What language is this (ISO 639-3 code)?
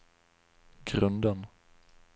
swe